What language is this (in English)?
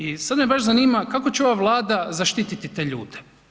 Croatian